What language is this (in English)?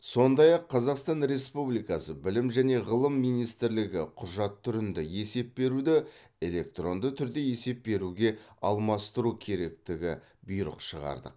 Kazakh